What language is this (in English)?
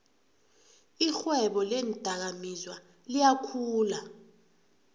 South Ndebele